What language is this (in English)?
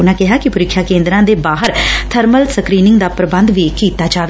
Punjabi